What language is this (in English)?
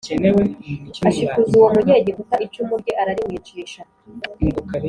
Kinyarwanda